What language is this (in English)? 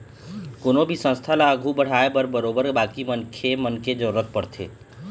Chhattisgarhi